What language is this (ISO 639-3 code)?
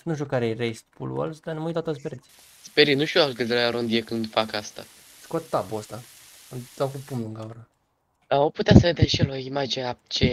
ron